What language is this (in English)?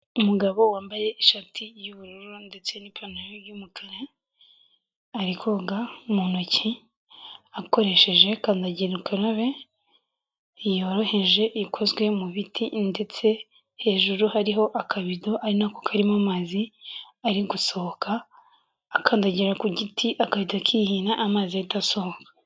Kinyarwanda